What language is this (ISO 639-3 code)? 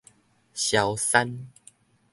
nan